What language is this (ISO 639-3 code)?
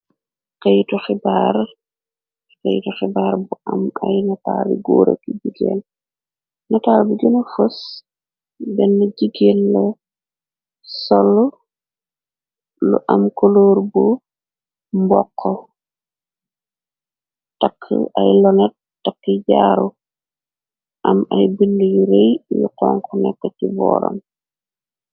wol